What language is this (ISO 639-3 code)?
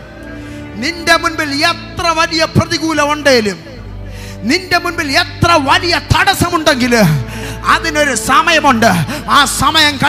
mal